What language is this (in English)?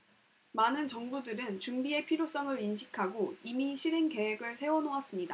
Korean